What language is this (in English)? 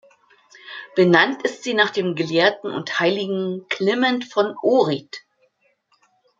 German